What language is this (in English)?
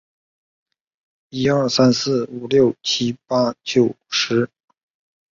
Chinese